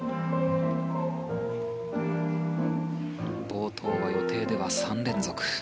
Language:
Japanese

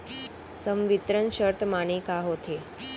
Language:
Chhattisgarhi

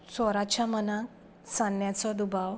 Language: Konkani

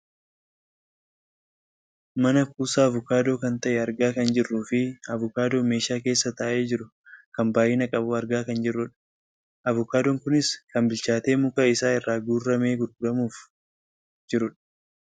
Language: Oromo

